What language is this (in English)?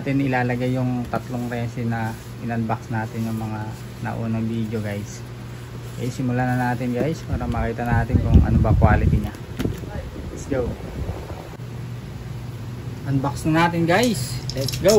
Filipino